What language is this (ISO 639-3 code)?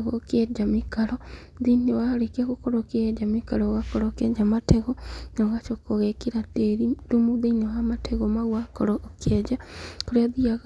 kik